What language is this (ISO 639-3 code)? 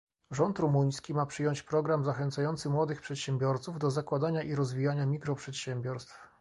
pol